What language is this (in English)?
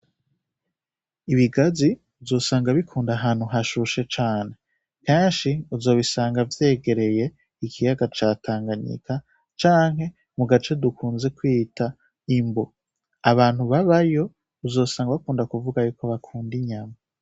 Rundi